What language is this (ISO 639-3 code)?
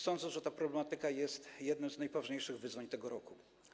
pol